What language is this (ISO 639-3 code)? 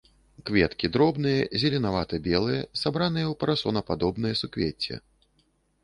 bel